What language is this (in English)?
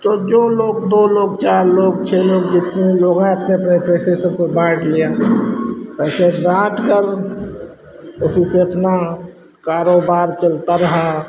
Hindi